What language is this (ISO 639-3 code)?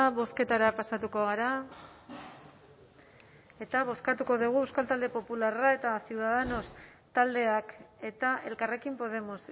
eus